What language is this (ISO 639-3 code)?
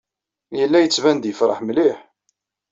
kab